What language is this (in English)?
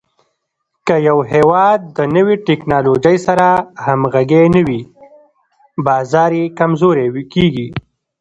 Pashto